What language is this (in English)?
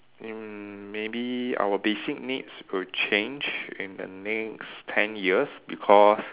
English